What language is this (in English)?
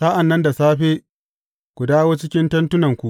Hausa